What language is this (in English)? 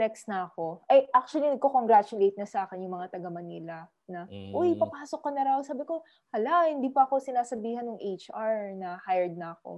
Filipino